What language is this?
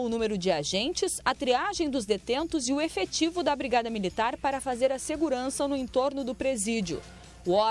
Portuguese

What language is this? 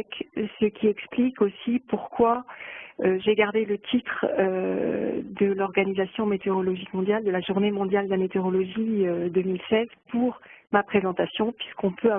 French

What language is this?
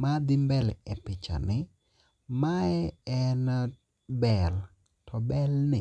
Luo (Kenya and Tanzania)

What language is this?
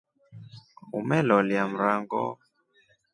Rombo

